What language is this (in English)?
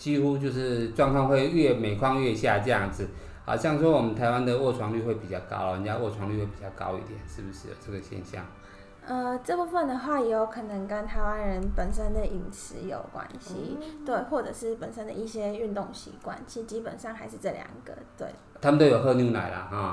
Chinese